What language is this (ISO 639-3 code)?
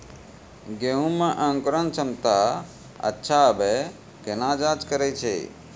mai